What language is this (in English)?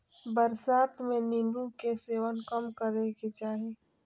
Magahi